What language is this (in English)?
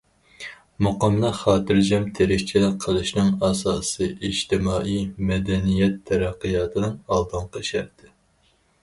Uyghur